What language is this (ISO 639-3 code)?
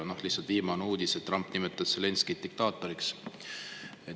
est